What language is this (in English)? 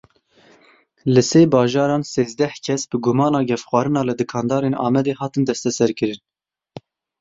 Kurdish